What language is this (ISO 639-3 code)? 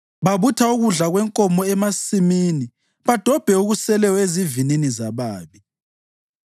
nde